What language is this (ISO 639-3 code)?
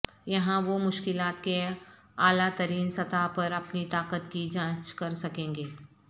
urd